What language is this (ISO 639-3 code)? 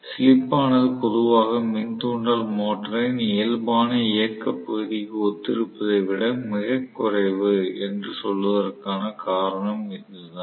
tam